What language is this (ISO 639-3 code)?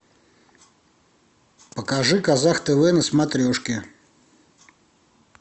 rus